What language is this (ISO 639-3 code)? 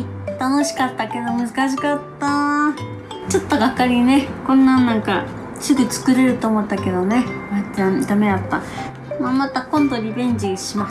jpn